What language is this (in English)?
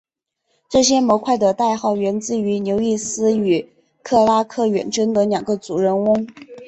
Chinese